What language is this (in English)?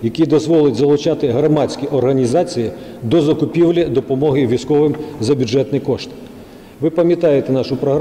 Ukrainian